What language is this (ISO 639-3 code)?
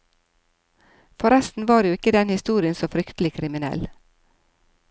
nor